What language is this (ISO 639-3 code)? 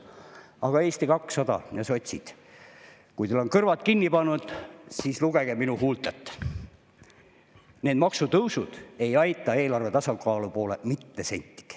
est